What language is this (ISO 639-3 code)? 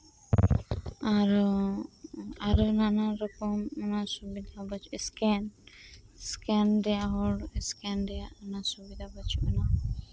sat